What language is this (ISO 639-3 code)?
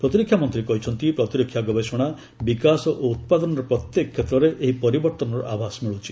ori